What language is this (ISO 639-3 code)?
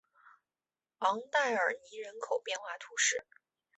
zho